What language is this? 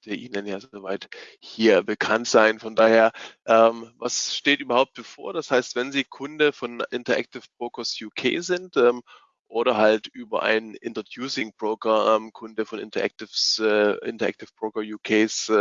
German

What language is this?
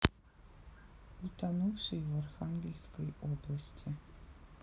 Russian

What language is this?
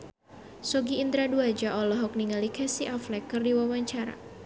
Sundanese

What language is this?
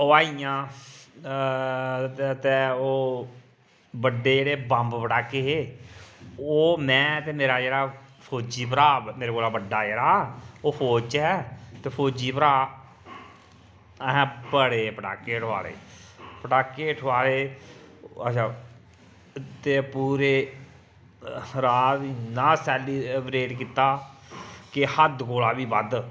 Dogri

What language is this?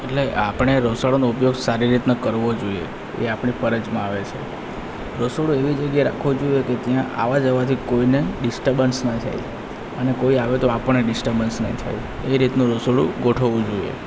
Gujarati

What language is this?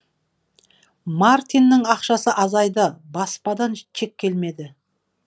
Kazakh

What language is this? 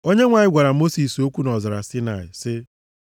Igbo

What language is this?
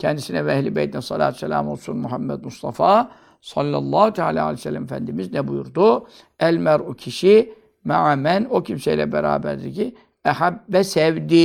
Turkish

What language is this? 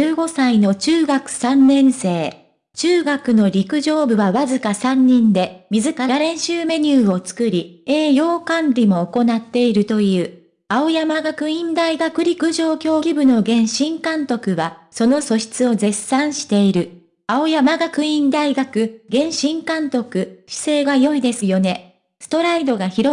Japanese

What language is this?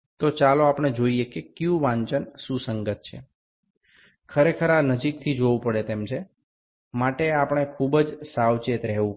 Bangla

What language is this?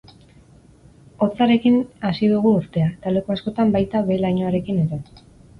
Basque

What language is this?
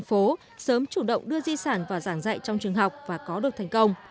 Vietnamese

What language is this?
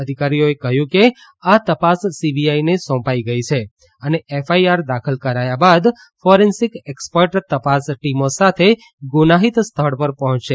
Gujarati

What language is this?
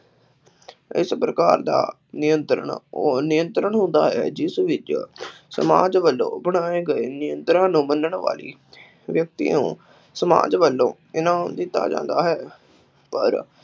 Punjabi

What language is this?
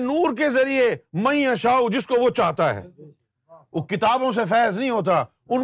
Urdu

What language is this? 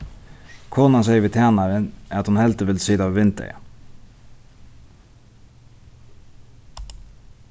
Faroese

